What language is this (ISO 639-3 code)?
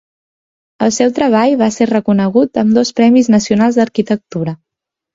cat